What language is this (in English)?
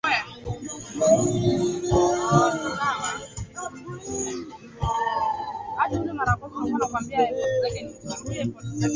Swahili